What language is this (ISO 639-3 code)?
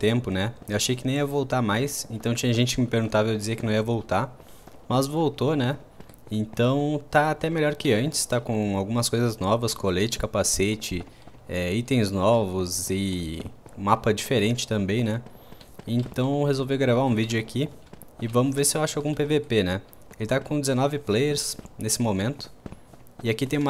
por